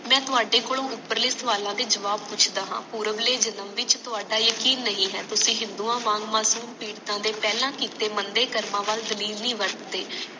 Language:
Punjabi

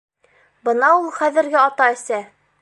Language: Bashkir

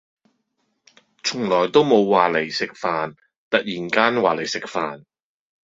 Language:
Cantonese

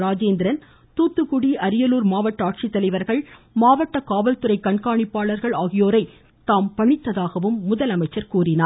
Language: Tamil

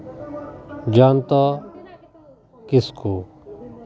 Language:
Santali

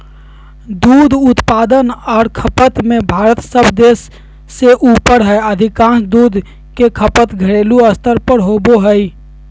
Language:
Magahi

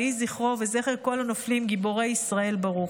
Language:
Hebrew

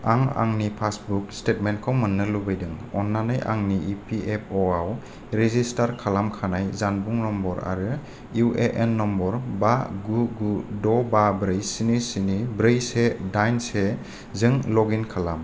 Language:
Bodo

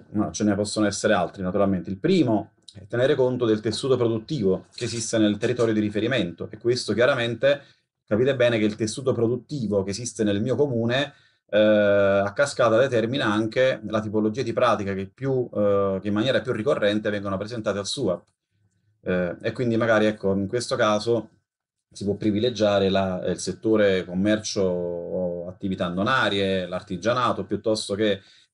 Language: Italian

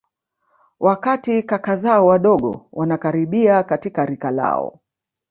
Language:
Swahili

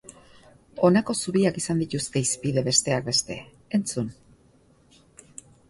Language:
Basque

